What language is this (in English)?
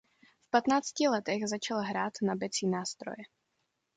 Czech